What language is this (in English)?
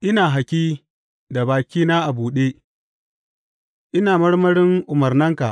Hausa